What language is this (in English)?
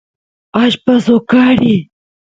Santiago del Estero Quichua